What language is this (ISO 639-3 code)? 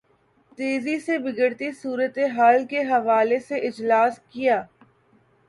urd